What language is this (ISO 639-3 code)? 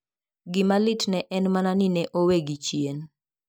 luo